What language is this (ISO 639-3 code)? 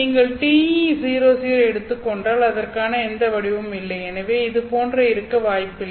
tam